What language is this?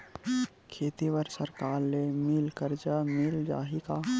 Chhattisgarhi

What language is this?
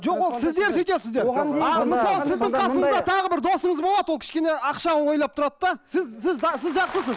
Kazakh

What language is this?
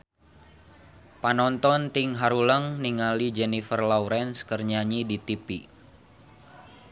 Sundanese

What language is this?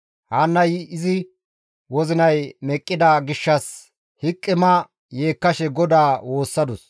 Gamo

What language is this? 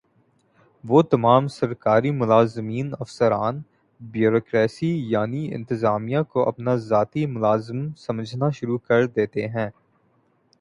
Urdu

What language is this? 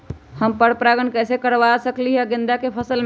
Magahi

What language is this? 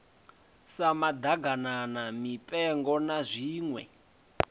Venda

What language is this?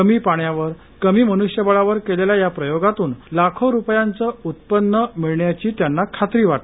Marathi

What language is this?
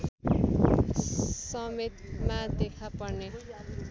Nepali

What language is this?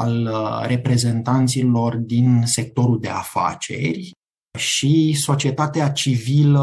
Romanian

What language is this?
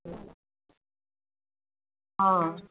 Assamese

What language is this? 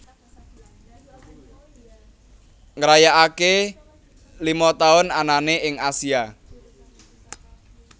Javanese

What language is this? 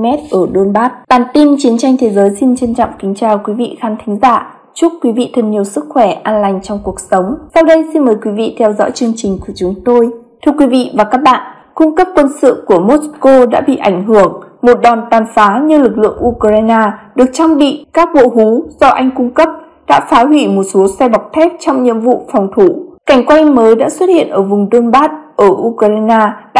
Vietnamese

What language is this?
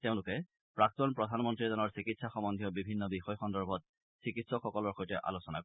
Assamese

